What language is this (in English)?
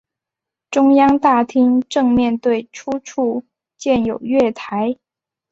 Chinese